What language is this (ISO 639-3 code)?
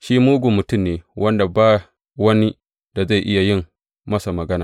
hau